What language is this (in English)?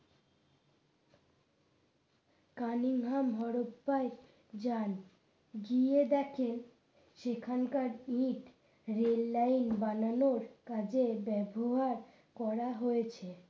Bangla